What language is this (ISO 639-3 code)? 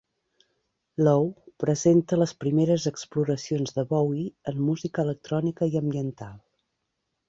cat